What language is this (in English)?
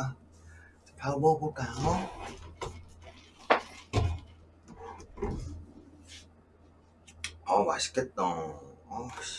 Korean